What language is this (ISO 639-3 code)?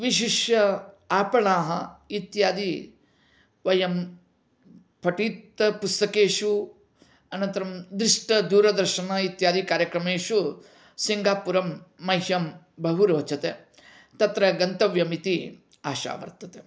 san